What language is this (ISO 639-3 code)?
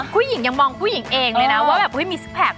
tha